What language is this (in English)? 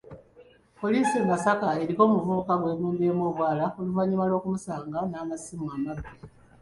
Ganda